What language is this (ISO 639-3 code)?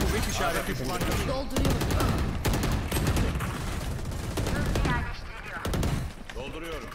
tur